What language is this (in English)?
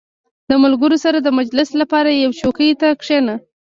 Pashto